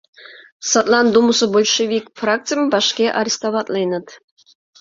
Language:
Mari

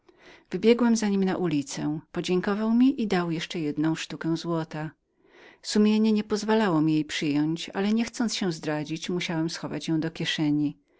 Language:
Polish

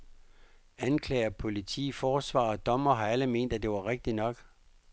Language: Danish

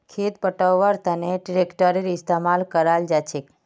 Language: Magahi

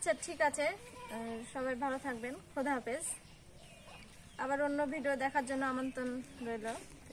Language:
Turkish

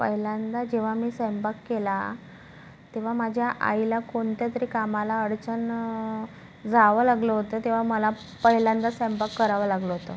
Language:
Marathi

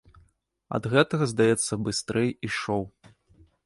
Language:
Belarusian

